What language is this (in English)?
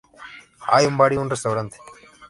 Spanish